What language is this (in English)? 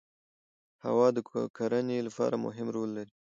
Pashto